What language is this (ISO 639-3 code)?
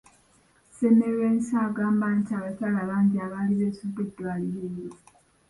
lug